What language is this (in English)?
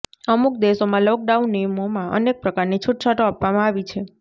Gujarati